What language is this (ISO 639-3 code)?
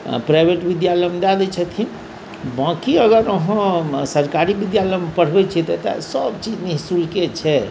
mai